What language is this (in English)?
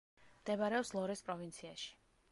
Georgian